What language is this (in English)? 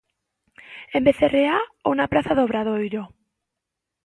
Galician